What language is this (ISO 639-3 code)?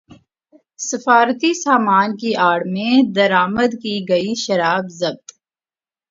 urd